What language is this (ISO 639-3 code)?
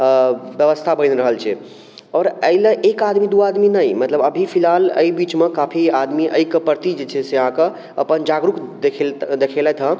mai